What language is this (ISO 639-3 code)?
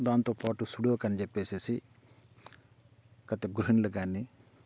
tel